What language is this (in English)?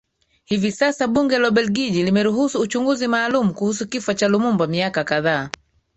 Swahili